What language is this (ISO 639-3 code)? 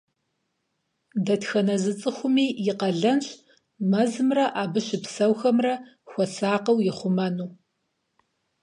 kbd